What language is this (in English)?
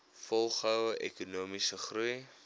Afrikaans